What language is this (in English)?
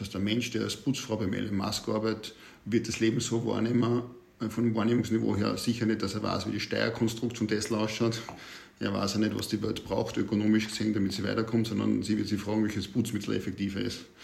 German